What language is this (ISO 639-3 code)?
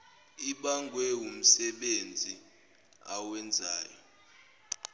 zul